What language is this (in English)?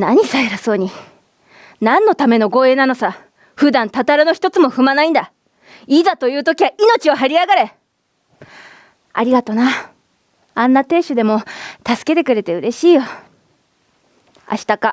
Japanese